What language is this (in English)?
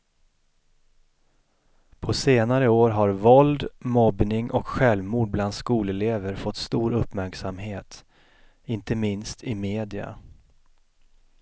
Swedish